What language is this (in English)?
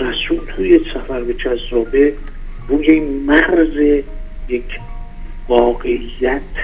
Persian